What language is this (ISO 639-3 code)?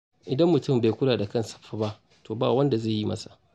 hau